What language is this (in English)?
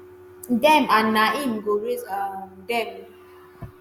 Nigerian Pidgin